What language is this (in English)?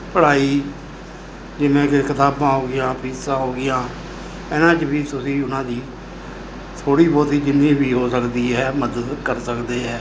Punjabi